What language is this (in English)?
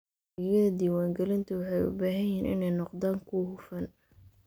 Somali